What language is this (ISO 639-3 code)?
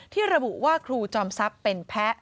tha